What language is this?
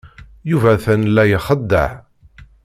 Kabyle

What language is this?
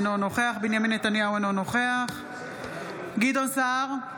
Hebrew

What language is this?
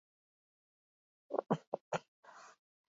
Basque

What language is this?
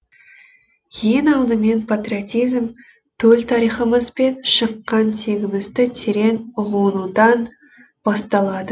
Kazakh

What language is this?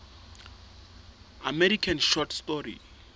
Southern Sotho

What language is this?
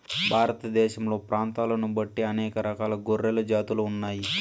Telugu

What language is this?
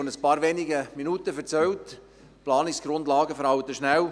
Swiss German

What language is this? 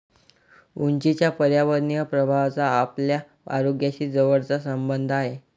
Marathi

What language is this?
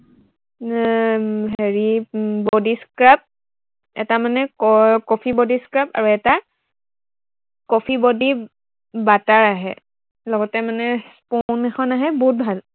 Assamese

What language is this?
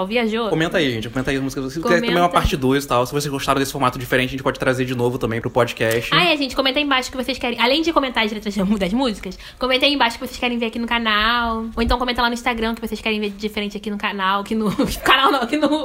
Portuguese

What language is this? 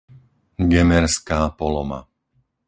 Slovak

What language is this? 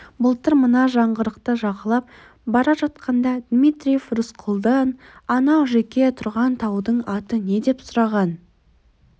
Kazakh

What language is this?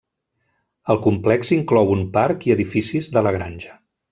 Catalan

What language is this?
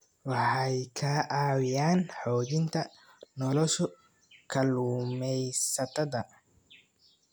Somali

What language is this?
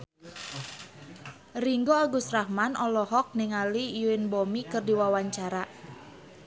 Sundanese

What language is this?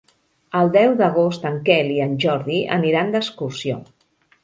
Catalan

